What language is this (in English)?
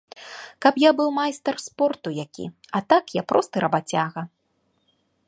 Belarusian